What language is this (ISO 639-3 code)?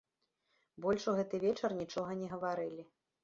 bel